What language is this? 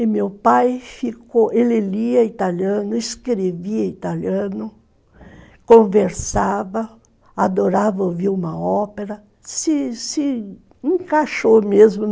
Portuguese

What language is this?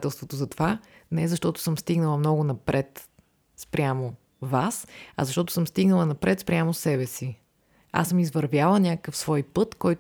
Bulgarian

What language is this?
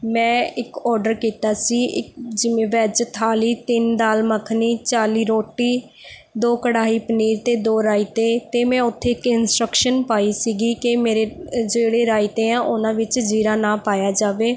Punjabi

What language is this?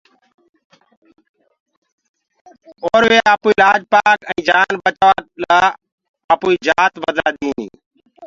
Gurgula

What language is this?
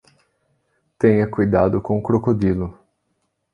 Portuguese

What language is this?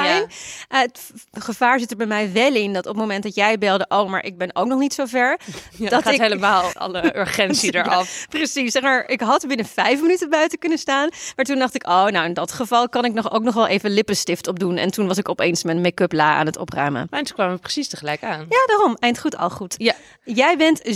Dutch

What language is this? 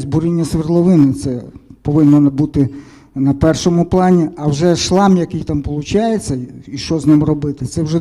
Ukrainian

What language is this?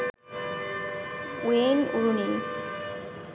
Bangla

